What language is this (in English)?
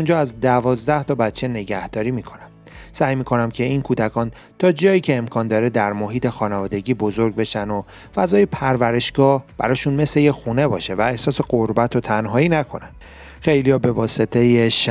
Persian